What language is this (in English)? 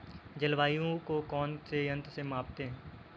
Hindi